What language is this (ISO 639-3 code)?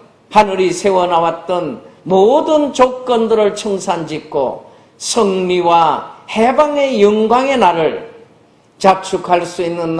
kor